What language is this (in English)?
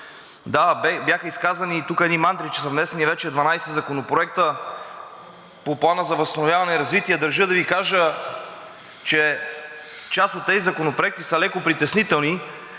Bulgarian